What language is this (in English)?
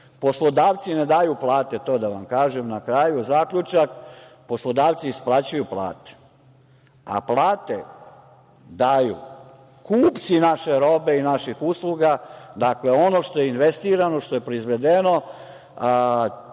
Serbian